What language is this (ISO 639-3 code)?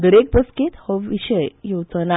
kok